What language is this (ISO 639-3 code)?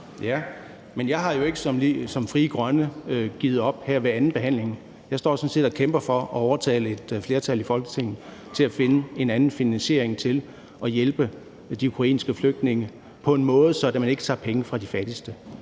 dan